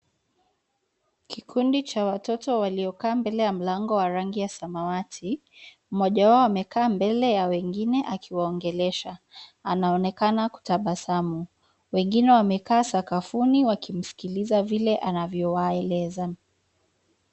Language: Swahili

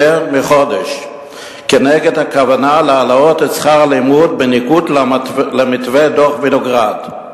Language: Hebrew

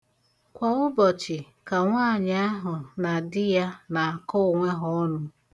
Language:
Igbo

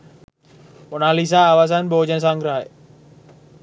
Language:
Sinhala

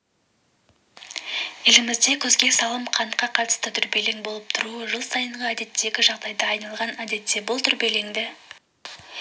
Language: Kazakh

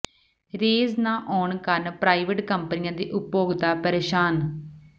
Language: Punjabi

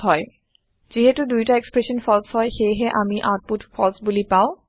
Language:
Assamese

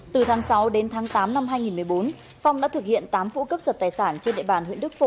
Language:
Vietnamese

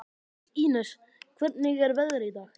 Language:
Icelandic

